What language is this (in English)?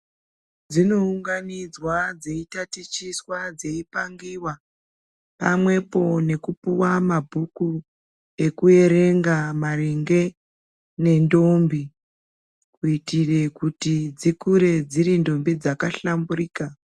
Ndau